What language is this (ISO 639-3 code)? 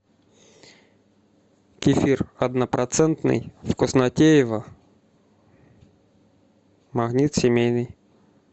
rus